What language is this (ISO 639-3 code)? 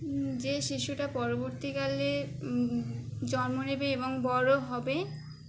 ben